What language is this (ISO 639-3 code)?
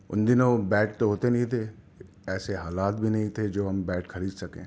urd